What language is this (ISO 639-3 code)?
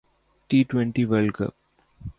urd